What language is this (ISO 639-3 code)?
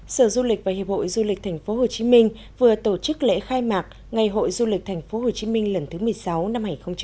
vie